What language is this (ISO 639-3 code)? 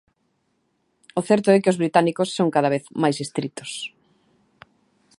glg